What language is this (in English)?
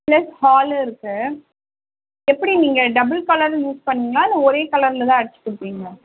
Tamil